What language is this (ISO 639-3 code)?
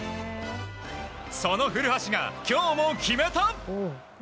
jpn